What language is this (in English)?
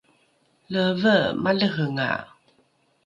Rukai